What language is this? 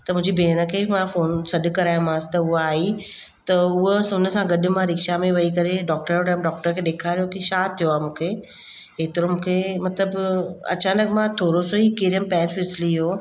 Sindhi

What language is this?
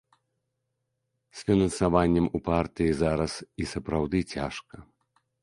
Belarusian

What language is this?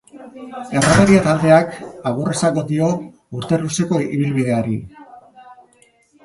Basque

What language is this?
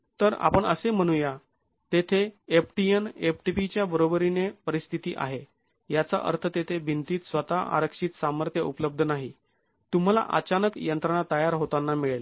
Marathi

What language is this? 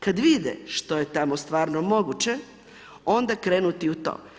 Croatian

